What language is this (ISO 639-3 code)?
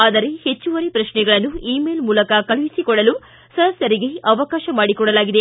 kan